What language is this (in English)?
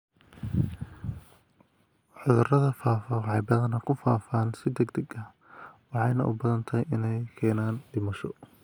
Somali